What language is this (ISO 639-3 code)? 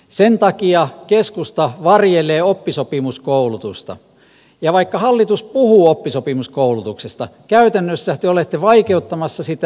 fin